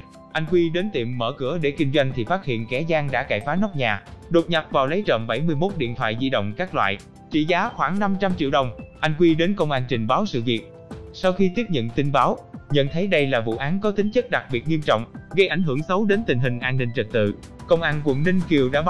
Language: Vietnamese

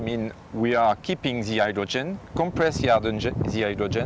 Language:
Indonesian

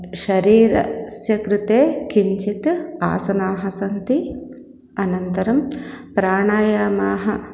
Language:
Sanskrit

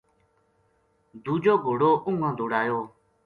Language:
Gujari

